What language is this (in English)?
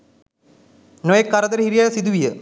Sinhala